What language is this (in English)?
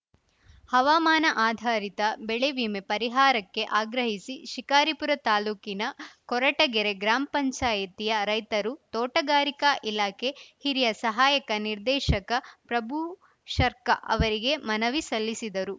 Kannada